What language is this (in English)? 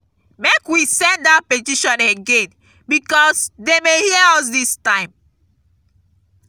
Nigerian Pidgin